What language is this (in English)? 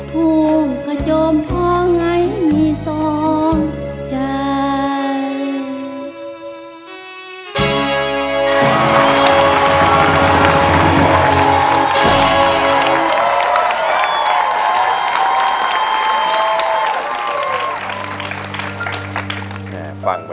Thai